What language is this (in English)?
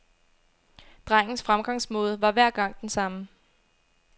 Danish